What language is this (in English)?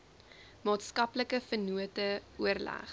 Afrikaans